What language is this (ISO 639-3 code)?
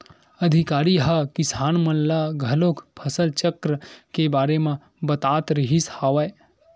hne